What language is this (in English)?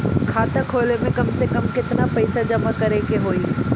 Bhojpuri